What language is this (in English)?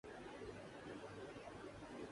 Urdu